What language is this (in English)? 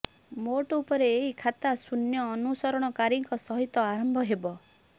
Odia